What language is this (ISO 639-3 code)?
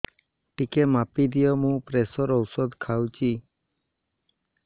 ori